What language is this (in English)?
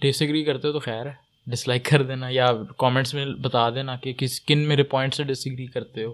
Urdu